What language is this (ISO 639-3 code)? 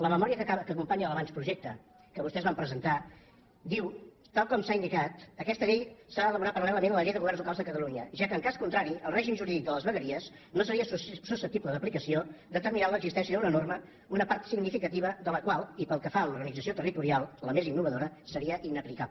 cat